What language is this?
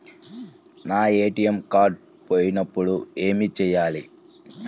Telugu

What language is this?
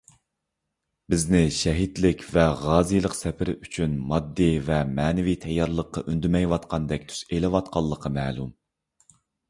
Uyghur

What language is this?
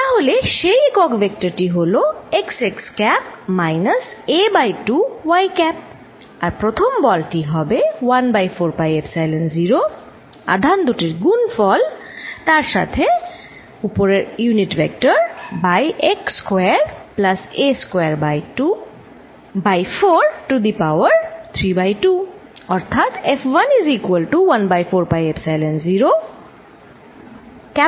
Bangla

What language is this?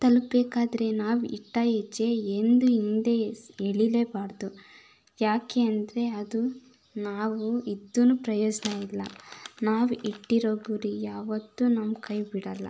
Kannada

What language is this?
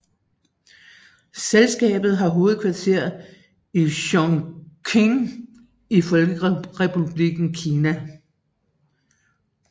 Danish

